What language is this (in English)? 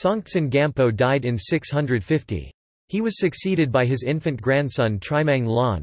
English